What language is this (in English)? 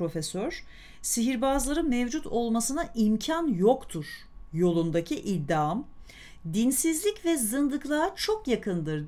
Turkish